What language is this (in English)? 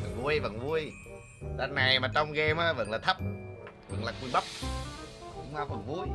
Vietnamese